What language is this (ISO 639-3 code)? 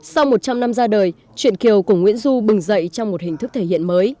vie